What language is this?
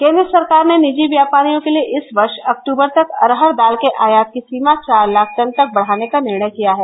Hindi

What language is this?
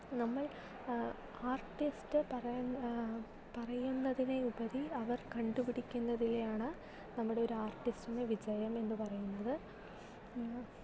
Malayalam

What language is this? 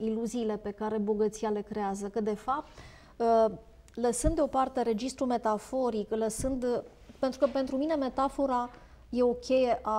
Romanian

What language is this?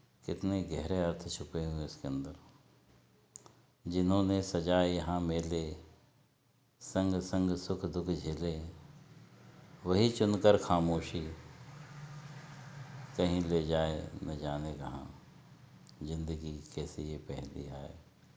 Hindi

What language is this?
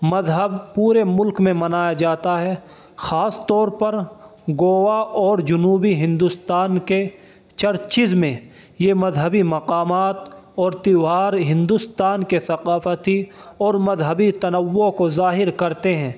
Urdu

